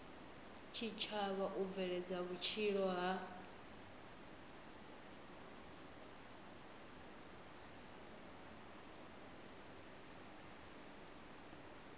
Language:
Venda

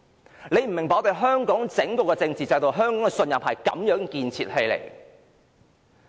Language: Cantonese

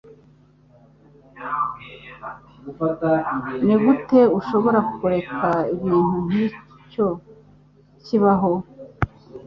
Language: Kinyarwanda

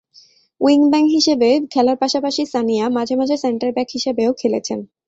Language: Bangla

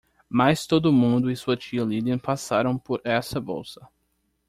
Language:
Portuguese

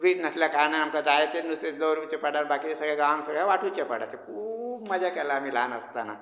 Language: Konkani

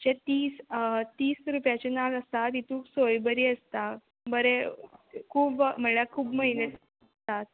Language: Konkani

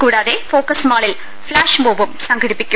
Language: Malayalam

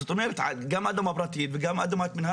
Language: Hebrew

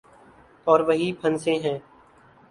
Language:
Urdu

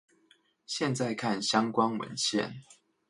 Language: Chinese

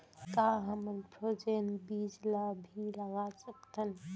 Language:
Chhattisgarhi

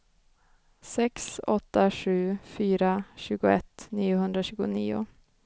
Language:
Swedish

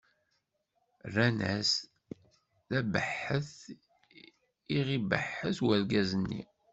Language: Kabyle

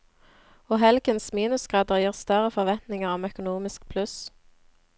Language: Norwegian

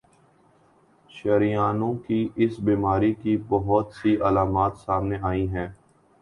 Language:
Urdu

